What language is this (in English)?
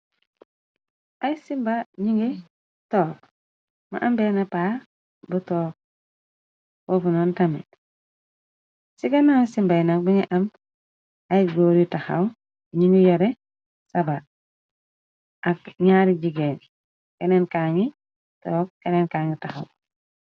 Wolof